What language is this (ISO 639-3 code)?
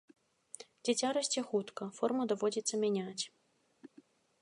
bel